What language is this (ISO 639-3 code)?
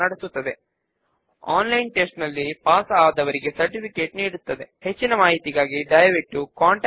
tel